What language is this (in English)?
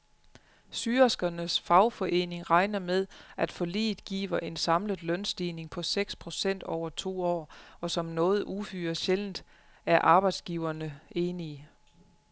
Danish